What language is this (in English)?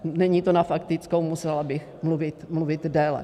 Czech